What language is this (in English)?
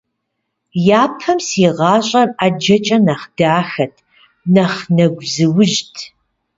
Kabardian